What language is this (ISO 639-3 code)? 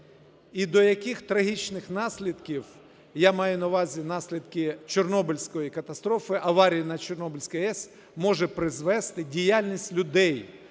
ukr